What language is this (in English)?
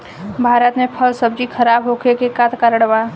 Bhojpuri